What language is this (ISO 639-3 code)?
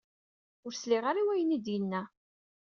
kab